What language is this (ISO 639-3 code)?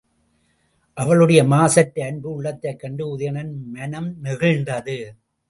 tam